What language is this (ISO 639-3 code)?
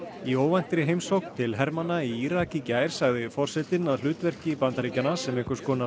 isl